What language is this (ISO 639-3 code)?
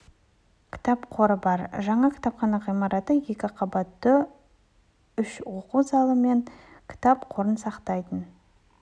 kaz